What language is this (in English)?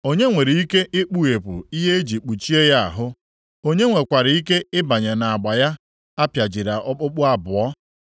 Igbo